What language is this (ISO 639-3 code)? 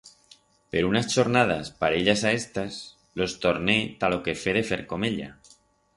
arg